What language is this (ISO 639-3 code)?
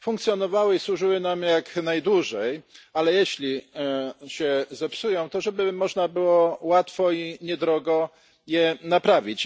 pol